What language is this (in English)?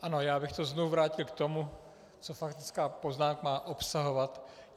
Czech